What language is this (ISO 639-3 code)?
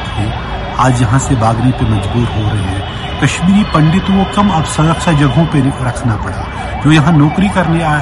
hin